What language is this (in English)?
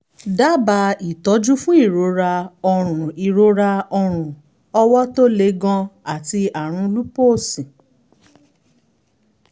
Yoruba